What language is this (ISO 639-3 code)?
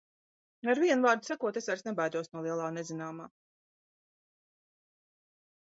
lav